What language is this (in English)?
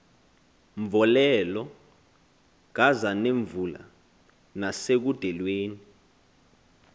Xhosa